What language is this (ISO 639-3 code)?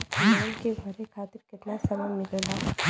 bho